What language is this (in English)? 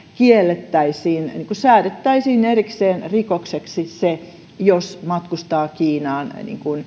Finnish